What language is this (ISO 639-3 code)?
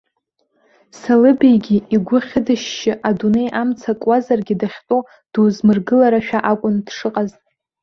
abk